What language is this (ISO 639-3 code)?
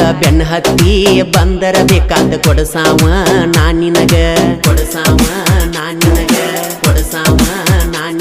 ron